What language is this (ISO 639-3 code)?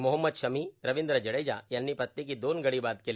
mar